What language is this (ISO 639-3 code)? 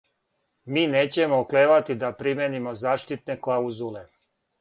srp